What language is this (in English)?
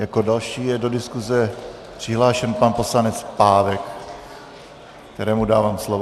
Czech